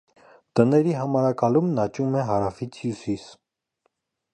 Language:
Armenian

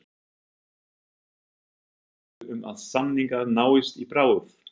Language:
Icelandic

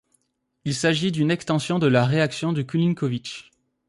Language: French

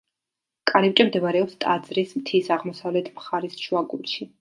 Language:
Georgian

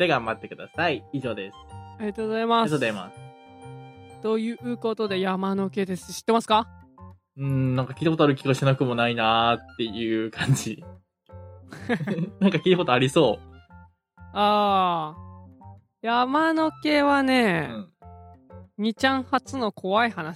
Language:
Japanese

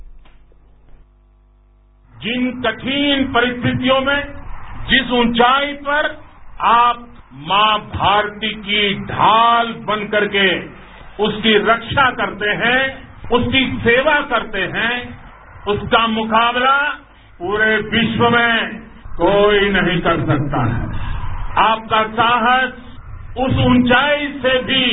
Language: Marathi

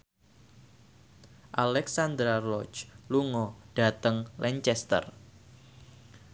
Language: Javanese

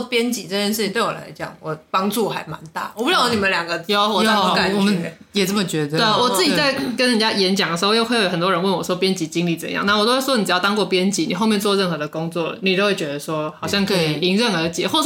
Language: Chinese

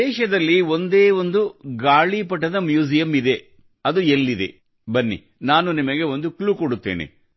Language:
Kannada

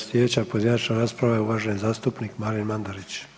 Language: Croatian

